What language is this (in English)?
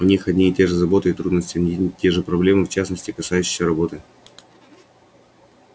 Russian